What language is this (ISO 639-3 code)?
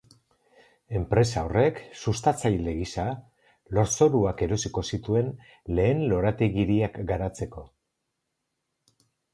eus